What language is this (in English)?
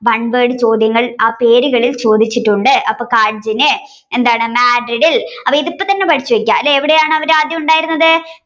Malayalam